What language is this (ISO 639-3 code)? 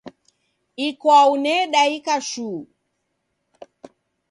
dav